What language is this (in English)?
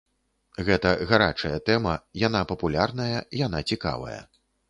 Belarusian